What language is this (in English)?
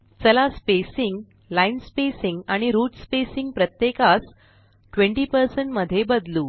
Marathi